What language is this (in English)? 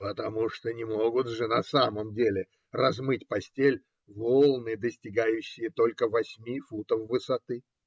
Russian